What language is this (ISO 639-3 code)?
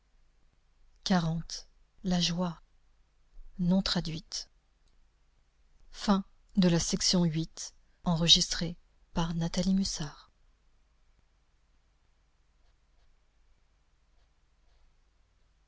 fra